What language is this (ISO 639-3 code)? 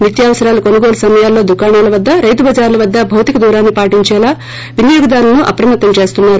tel